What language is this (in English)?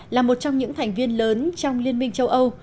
Vietnamese